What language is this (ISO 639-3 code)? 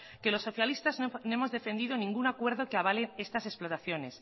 spa